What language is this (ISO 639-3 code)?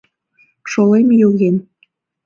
chm